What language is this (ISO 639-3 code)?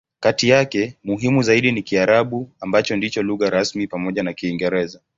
swa